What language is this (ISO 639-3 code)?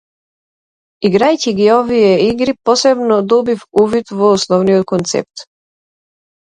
mkd